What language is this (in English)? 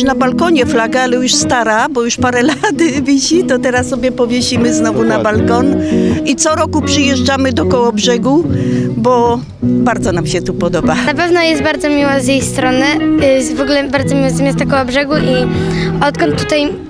Polish